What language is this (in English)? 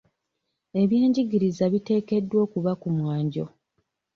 Ganda